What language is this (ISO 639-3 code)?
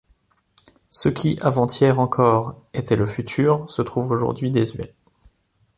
fra